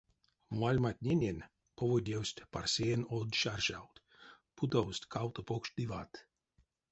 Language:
Erzya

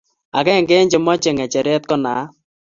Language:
Kalenjin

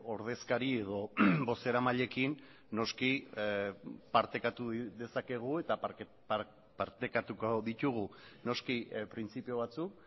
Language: Basque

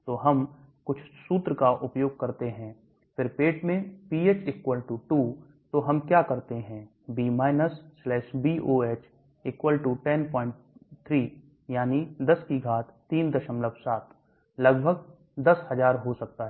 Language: Hindi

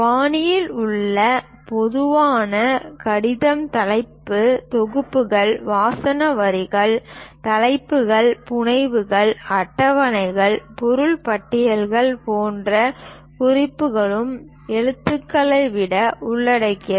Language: Tamil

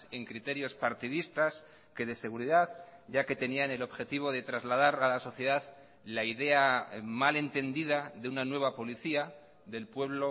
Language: Spanish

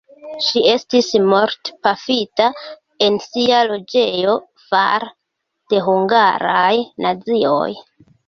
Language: Esperanto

